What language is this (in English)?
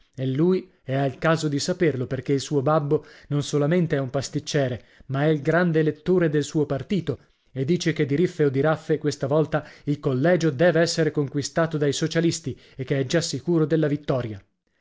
Italian